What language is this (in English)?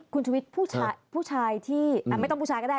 Thai